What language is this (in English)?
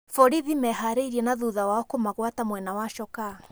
Kikuyu